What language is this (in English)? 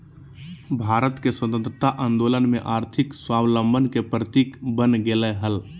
Magahi